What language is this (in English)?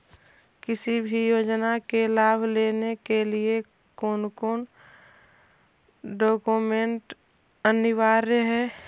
Magahi